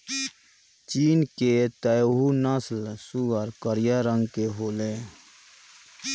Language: Bhojpuri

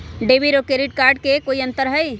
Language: Magahi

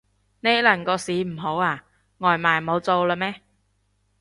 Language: Cantonese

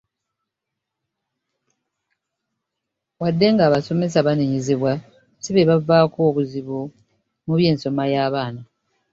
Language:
Ganda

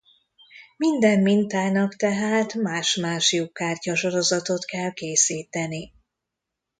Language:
Hungarian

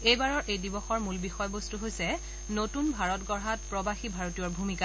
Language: Assamese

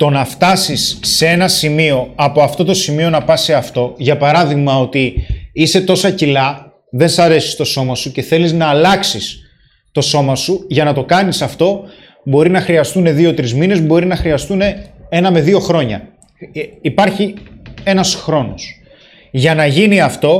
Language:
Greek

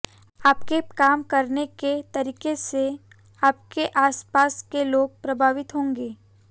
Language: Hindi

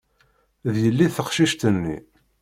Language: Kabyle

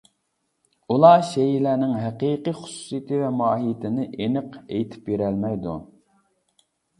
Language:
Uyghur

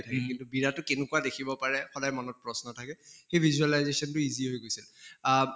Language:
Assamese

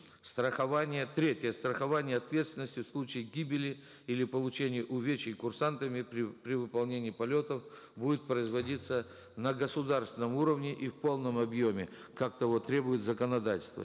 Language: Kazakh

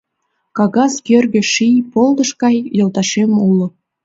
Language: Mari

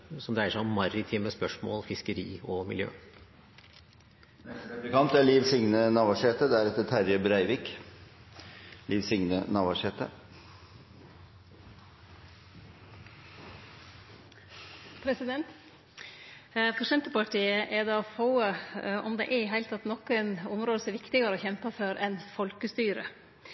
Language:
Norwegian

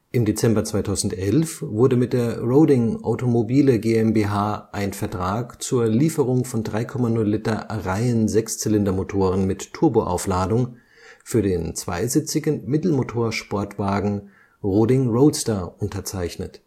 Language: German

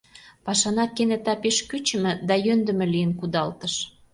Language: Mari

